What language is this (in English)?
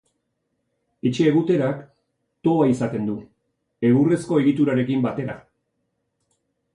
Basque